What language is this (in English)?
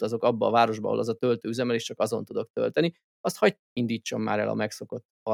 Hungarian